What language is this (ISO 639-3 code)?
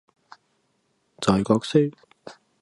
jpn